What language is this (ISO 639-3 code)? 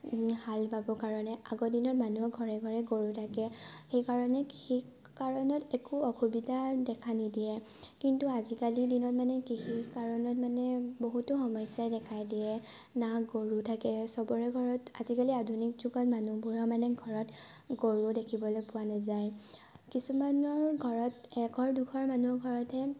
asm